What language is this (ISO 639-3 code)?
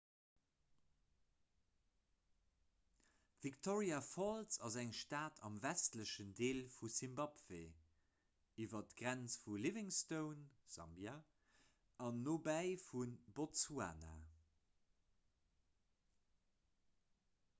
ltz